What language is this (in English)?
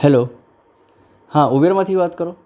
Gujarati